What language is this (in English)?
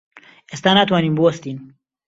Central Kurdish